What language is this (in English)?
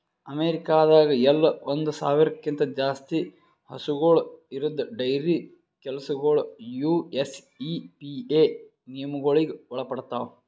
Kannada